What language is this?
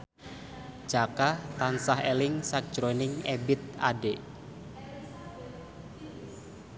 Javanese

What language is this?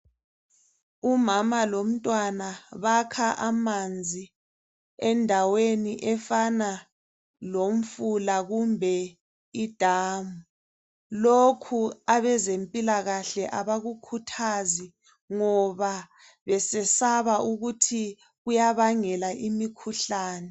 North Ndebele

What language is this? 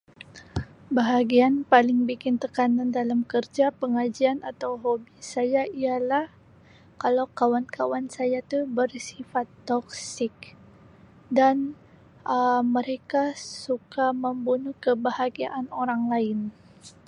Sabah Malay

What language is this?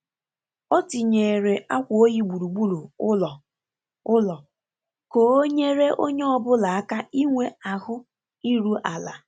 Igbo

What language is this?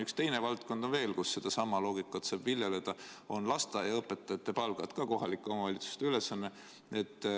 Estonian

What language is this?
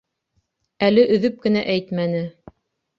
Bashkir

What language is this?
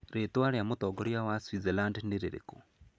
Kikuyu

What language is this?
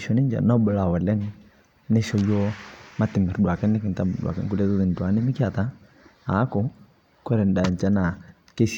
Masai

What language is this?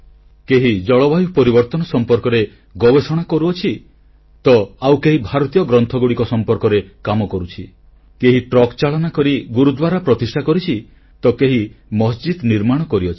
Odia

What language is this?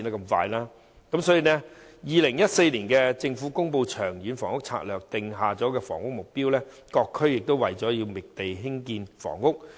Cantonese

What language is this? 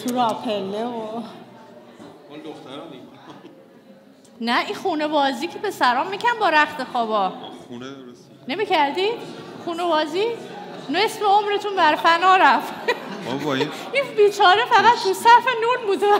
Persian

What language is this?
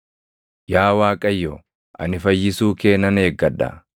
Oromo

